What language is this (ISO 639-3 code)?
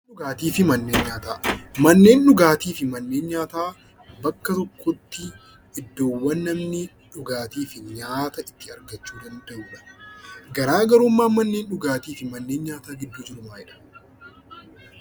orm